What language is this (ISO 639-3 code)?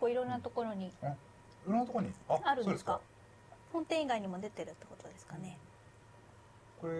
jpn